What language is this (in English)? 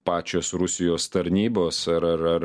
Lithuanian